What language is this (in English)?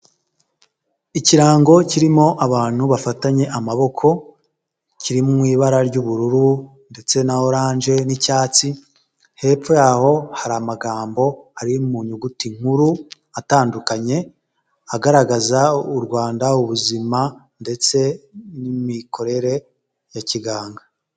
Kinyarwanda